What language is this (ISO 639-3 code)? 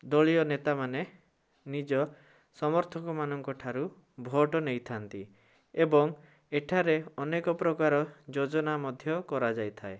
ori